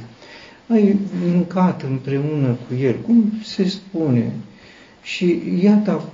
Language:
Romanian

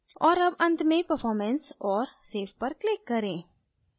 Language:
Hindi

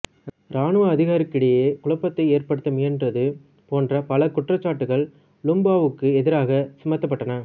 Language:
Tamil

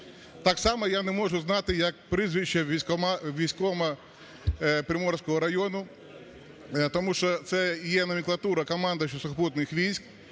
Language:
Ukrainian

